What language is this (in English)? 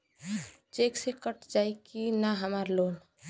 Bhojpuri